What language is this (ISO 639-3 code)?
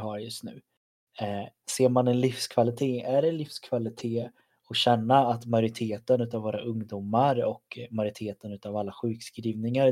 swe